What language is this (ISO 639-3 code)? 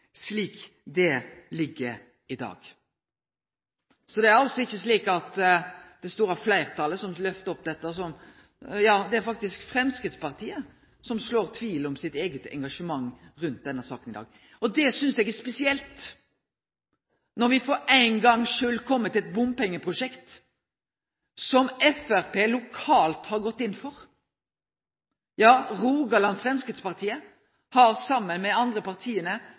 nno